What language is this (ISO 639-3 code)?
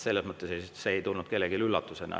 est